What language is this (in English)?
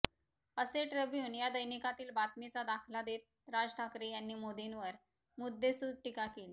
Marathi